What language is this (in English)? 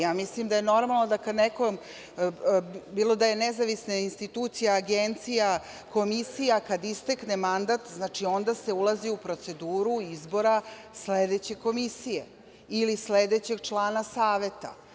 Serbian